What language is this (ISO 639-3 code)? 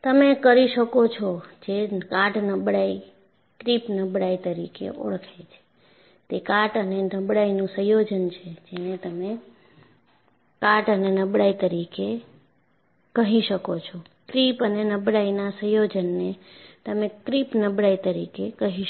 guj